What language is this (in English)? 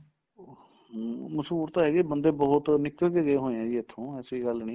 Punjabi